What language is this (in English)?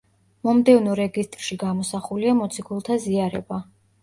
Georgian